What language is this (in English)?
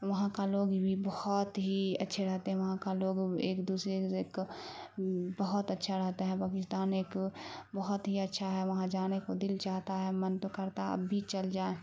Urdu